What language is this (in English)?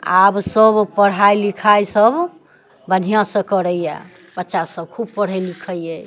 Maithili